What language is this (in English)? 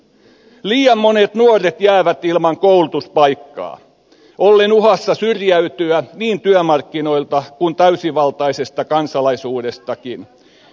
Finnish